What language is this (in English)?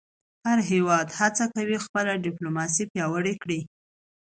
Pashto